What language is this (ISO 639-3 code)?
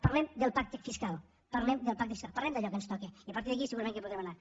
cat